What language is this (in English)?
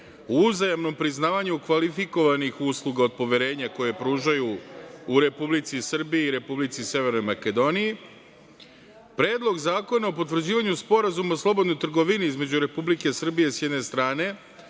Serbian